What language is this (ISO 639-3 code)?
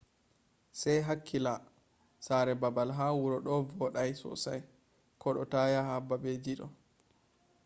ful